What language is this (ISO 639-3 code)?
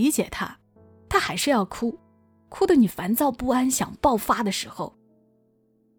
zho